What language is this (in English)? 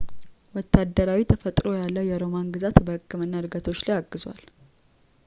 Amharic